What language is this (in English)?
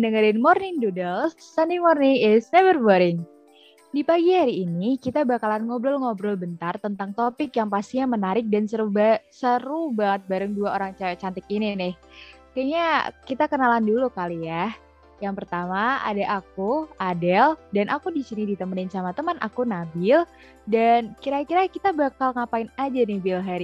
Indonesian